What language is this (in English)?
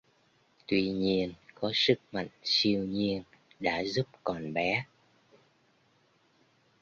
Vietnamese